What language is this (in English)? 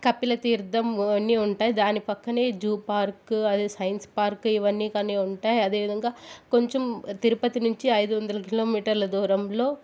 Telugu